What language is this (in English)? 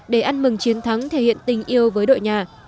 Vietnamese